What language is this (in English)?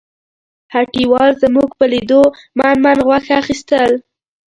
Pashto